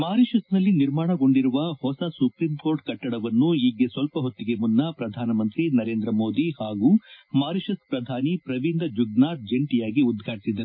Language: Kannada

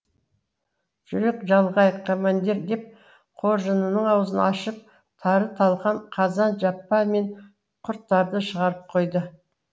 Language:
Kazakh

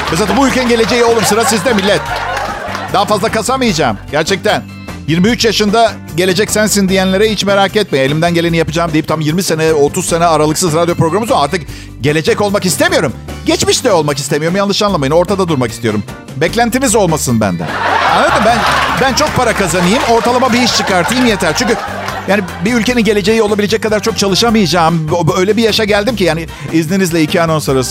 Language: Turkish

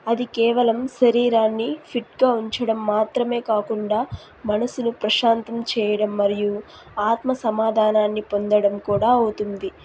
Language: Telugu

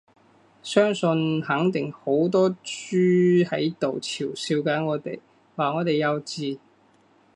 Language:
Cantonese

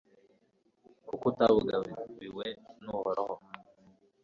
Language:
Kinyarwanda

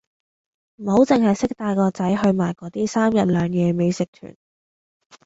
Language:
Cantonese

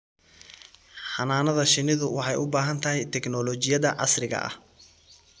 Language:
Somali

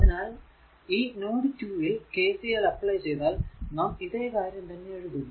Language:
Malayalam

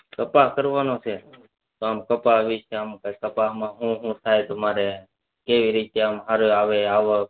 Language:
Gujarati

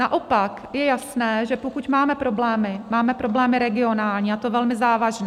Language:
Czech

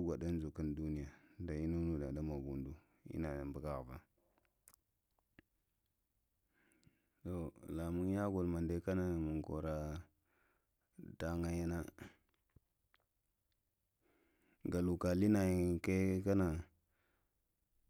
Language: Lamang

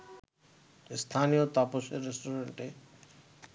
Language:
Bangla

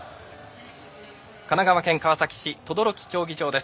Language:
Japanese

